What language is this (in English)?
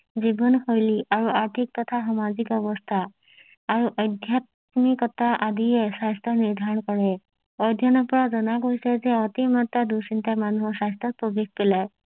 Assamese